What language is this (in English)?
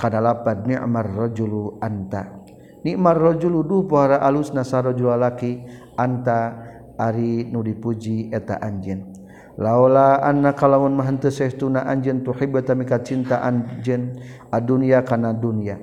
Malay